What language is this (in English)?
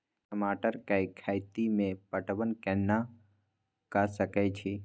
Maithili